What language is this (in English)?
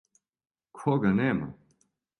Serbian